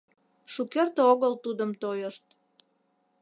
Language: Mari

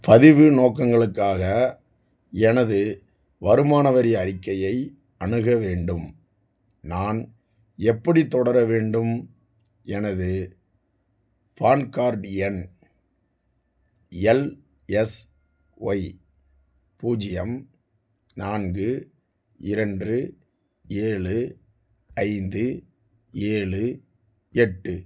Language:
Tamil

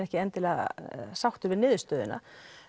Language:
Icelandic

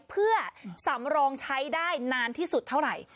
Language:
Thai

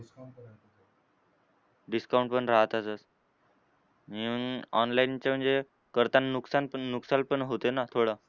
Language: Marathi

